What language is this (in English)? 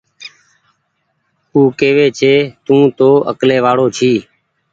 Goaria